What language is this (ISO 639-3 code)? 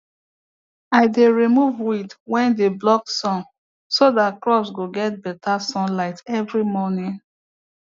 pcm